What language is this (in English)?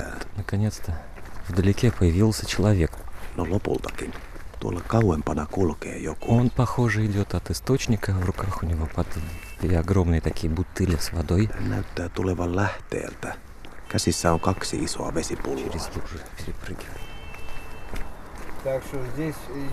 Finnish